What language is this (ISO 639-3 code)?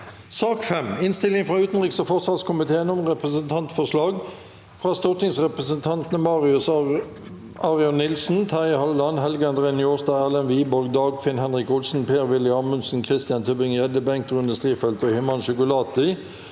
nor